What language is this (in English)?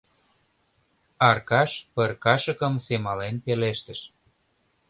Mari